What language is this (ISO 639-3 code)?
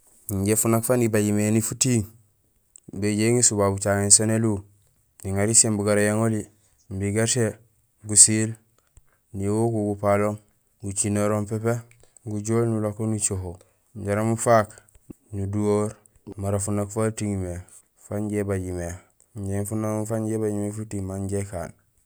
gsl